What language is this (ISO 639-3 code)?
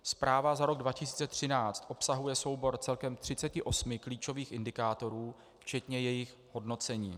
ces